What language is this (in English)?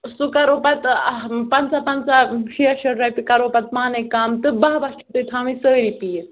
Kashmiri